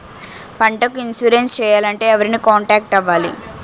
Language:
Telugu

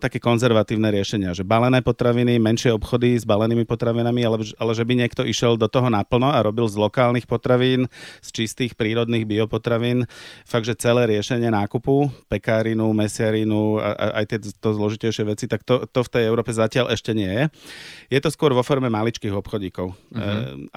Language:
Slovak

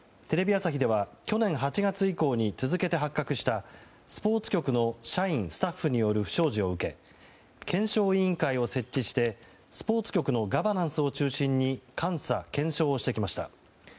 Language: Japanese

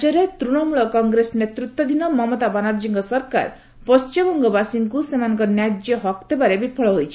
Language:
Odia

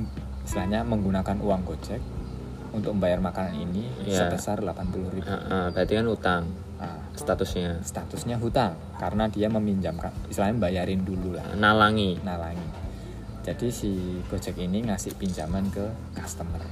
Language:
Indonesian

